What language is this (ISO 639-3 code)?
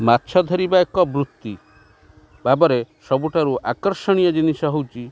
ori